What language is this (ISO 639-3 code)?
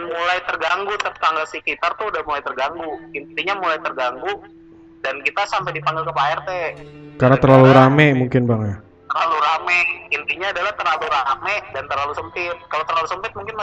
ind